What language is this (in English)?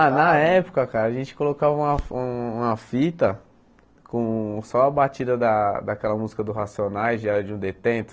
Portuguese